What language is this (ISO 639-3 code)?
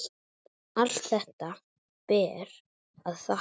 isl